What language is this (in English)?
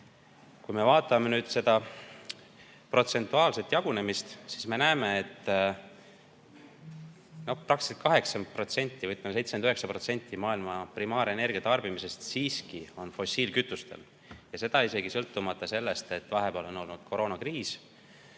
Estonian